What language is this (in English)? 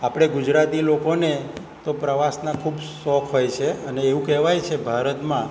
Gujarati